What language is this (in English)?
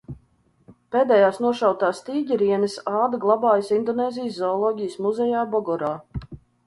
Latvian